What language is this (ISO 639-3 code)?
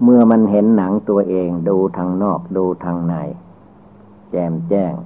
tha